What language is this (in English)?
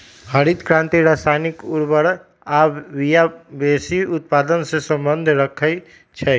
Magahi